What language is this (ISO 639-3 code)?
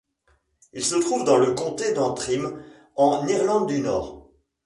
fra